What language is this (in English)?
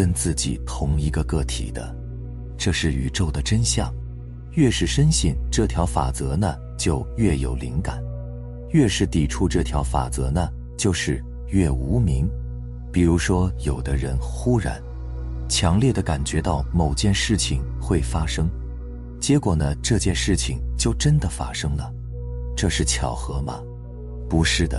Chinese